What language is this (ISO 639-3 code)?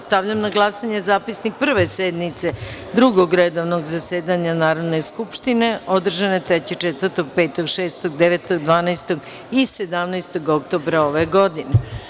srp